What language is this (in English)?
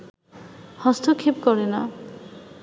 Bangla